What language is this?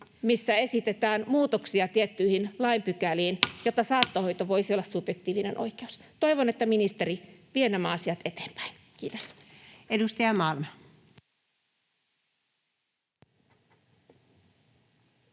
Finnish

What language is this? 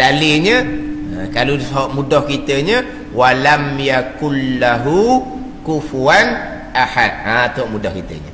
Malay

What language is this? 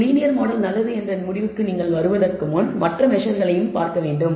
Tamil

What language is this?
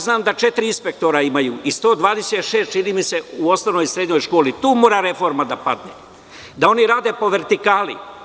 Serbian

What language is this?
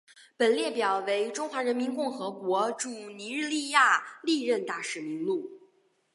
Chinese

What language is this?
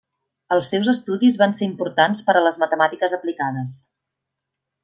Catalan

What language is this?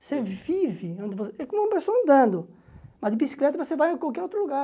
Portuguese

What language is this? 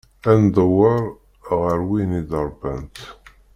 Kabyle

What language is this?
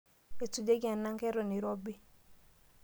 Masai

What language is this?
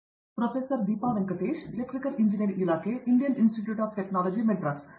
Kannada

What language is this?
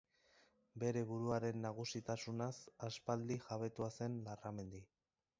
Basque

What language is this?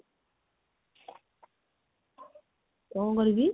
Odia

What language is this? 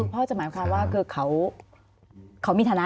Thai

